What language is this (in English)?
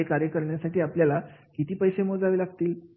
Marathi